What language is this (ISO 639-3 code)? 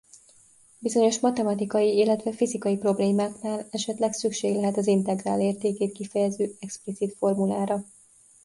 hun